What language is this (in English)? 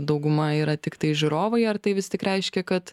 Lithuanian